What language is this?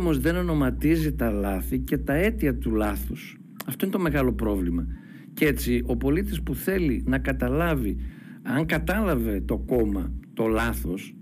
Greek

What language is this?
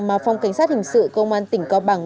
Vietnamese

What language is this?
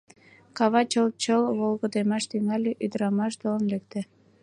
Mari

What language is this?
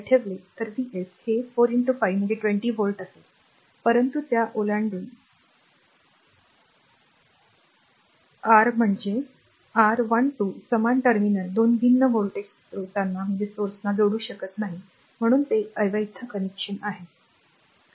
Marathi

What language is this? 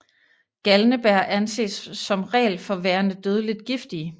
Danish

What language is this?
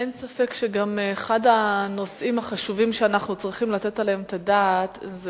Hebrew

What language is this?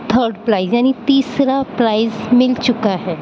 Urdu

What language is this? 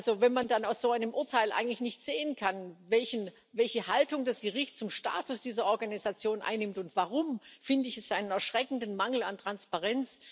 German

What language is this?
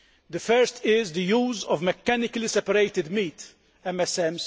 English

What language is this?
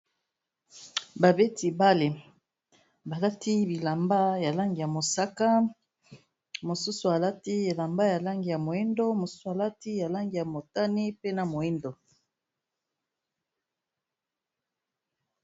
Lingala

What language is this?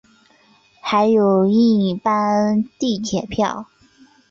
Chinese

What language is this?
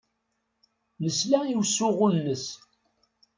Kabyle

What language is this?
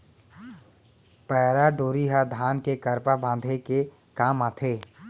Chhattisgarhi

